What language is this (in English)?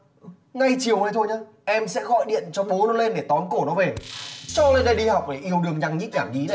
Vietnamese